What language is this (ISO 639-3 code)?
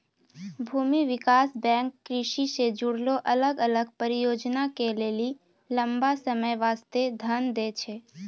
mai